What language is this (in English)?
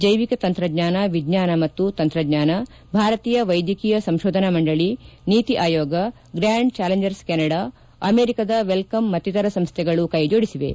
Kannada